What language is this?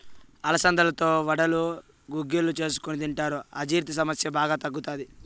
Telugu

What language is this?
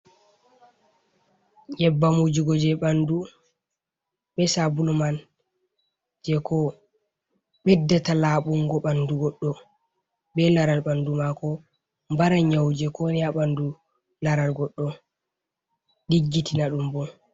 Fula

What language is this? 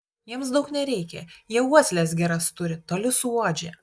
Lithuanian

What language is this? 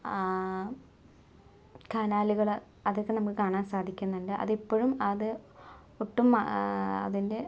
Malayalam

